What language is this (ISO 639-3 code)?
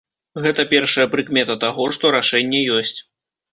bel